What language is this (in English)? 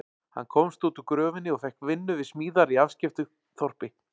Icelandic